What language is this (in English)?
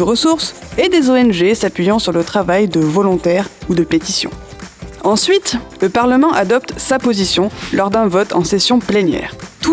French